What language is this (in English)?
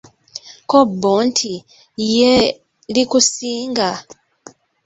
Ganda